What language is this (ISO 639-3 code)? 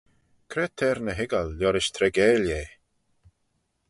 glv